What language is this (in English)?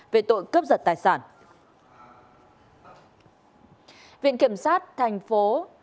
Vietnamese